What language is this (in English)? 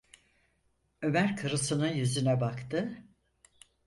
Turkish